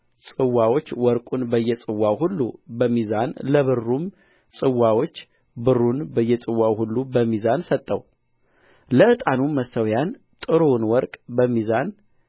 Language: Amharic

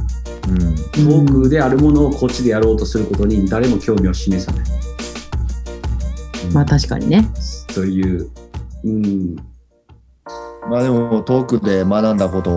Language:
Japanese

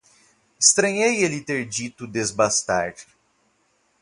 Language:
Portuguese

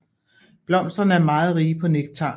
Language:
Danish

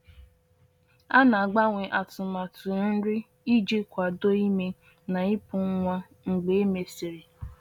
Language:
Igbo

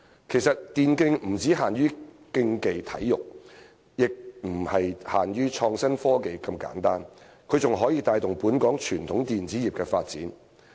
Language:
Cantonese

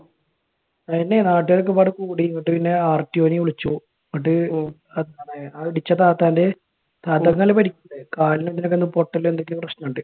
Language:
Malayalam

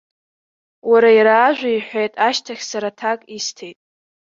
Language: Abkhazian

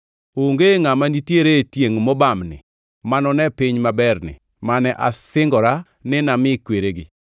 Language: Luo (Kenya and Tanzania)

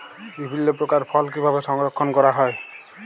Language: Bangla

